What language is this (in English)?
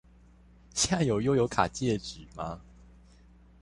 Chinese